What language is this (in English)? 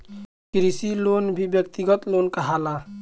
Bhojpuri